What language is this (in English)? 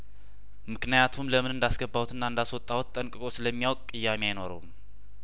Amharic